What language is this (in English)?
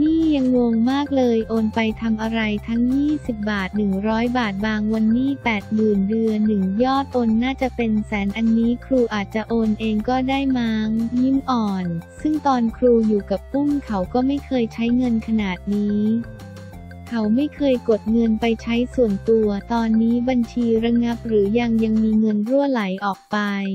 Thai